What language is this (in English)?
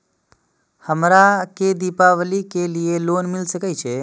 Maithili